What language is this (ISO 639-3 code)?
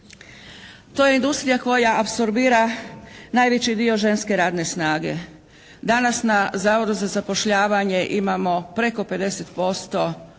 hrv